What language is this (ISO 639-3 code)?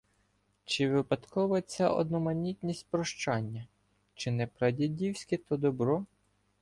ukr